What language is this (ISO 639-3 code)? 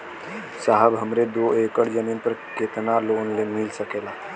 bho